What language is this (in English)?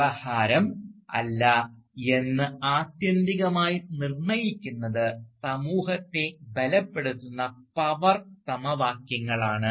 Malayalam